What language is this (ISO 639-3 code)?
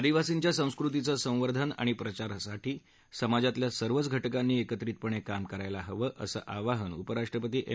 mar